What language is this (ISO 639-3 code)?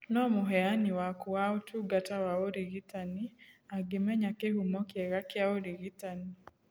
kik